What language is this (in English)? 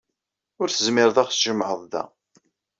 Kabyle